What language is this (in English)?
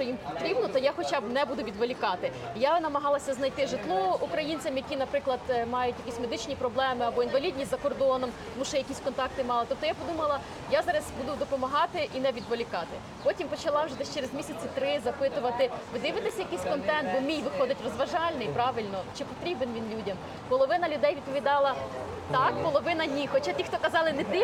Ukrainian